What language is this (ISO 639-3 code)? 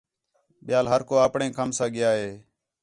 xhe